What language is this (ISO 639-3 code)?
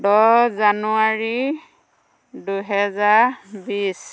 asm